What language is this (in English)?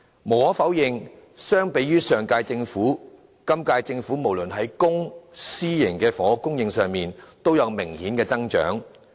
Cantonese